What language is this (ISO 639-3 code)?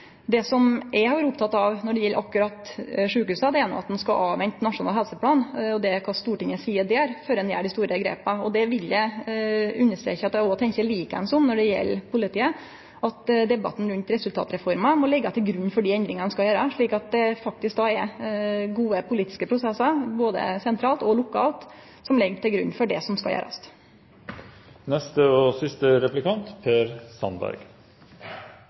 nor